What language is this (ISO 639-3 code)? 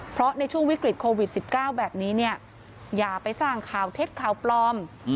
tha